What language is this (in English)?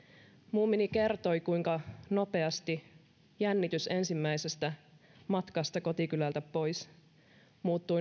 Finnish